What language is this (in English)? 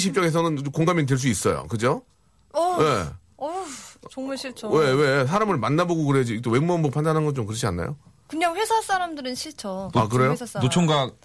Korean